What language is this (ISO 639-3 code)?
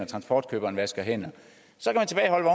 dan